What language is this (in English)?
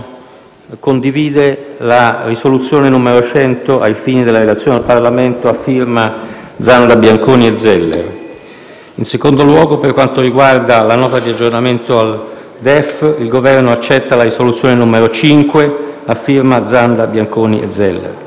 Italian